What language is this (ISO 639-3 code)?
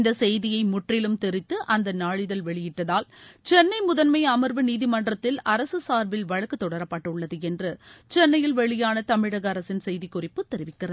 tam